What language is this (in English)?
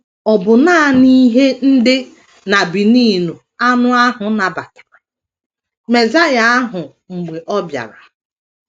Igbo